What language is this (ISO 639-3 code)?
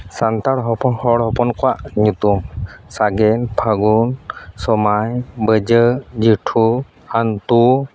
sat